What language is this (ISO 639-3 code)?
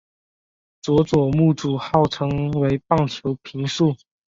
zho